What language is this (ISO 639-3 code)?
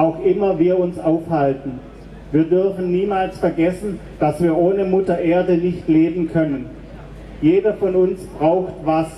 deu